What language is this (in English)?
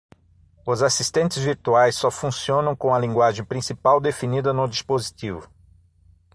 Portuguese